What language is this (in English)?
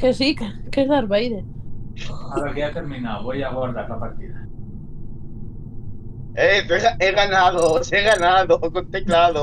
Spanish